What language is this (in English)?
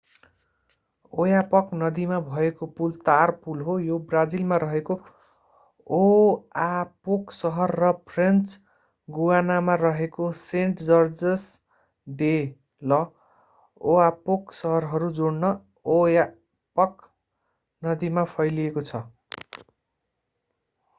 Nepali